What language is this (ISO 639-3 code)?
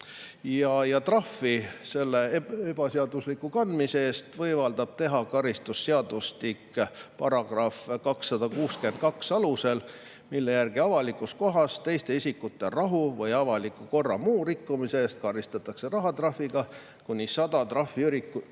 est